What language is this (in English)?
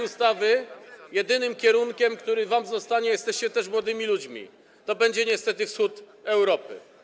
Polish